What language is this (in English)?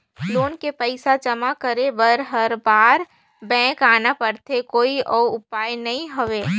Chhattisgarhi